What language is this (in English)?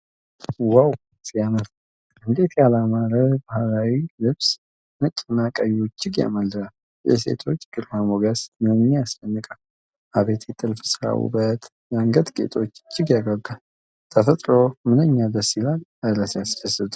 Amharic